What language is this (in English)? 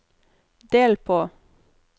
Norwegian